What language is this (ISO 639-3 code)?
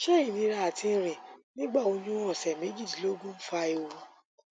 yor